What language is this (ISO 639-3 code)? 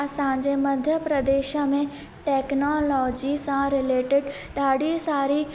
snd